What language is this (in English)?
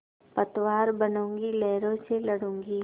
Hindi